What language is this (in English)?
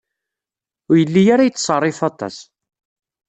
Kabyle